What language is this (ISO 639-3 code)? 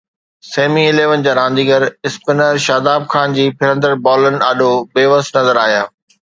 snd